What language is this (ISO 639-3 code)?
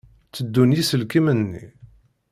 kab